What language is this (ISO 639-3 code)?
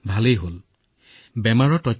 asm